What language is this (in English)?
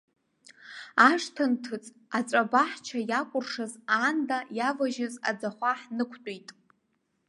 Abkhazian